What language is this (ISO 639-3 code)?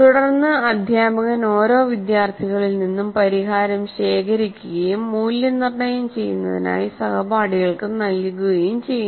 mal